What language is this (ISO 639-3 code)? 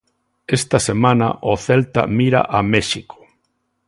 glg